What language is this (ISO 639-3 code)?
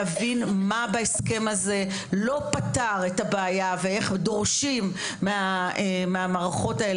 heb